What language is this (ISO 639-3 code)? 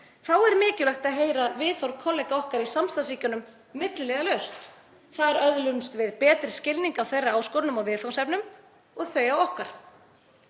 isl